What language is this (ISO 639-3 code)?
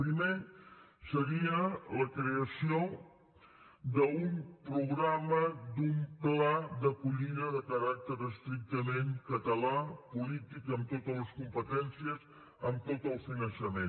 cat